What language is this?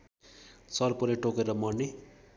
Nepali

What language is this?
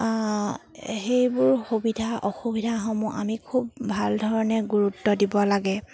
Assamese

